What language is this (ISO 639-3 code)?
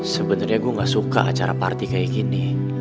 ind